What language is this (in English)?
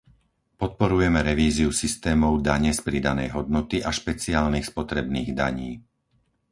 Slovak